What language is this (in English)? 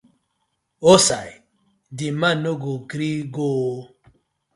Nigerian Pidgin